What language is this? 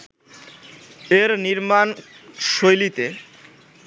Bangla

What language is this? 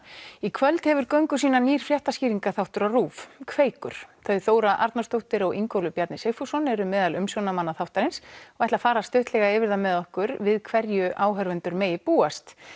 Icelandic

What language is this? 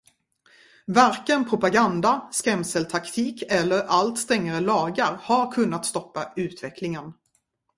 Swedish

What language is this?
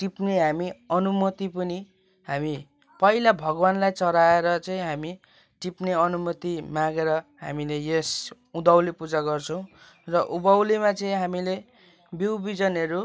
Nepali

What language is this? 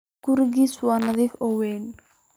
Somali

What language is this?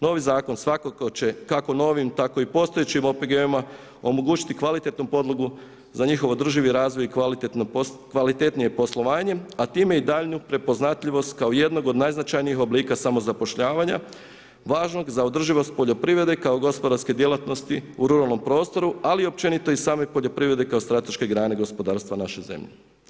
Croatian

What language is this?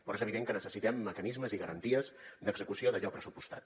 Catalan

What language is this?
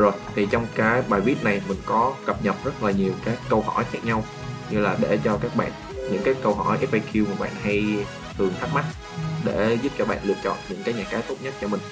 Vietnamese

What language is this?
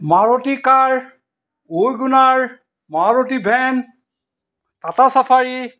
Assamese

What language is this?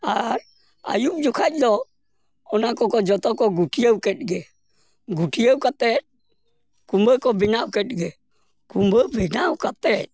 Santali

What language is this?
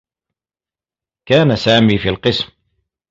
Arabic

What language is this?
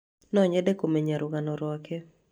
Kikuyu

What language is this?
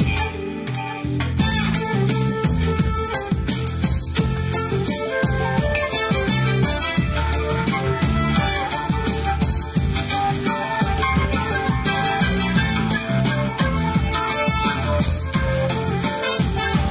Russian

